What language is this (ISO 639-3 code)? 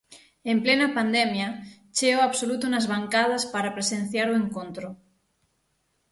glg